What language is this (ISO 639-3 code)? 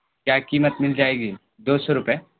urd